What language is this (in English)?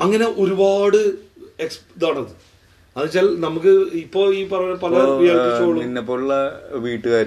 Malayalam